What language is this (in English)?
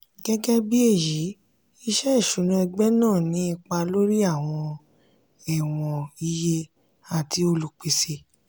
Yoruba